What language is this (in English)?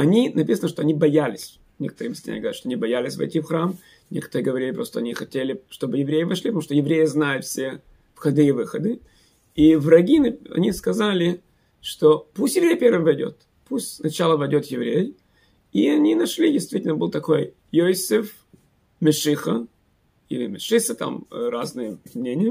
Russian